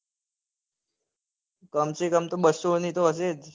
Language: Gujarati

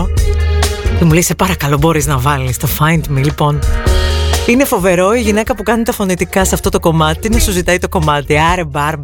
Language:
Greek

